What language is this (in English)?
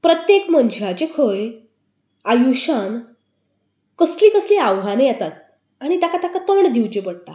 Konkani